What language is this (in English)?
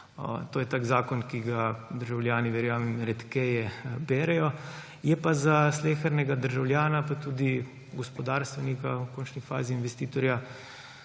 Slovenian